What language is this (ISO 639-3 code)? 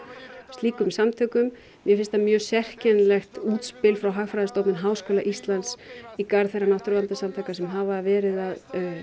isl